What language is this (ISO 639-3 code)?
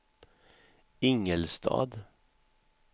swe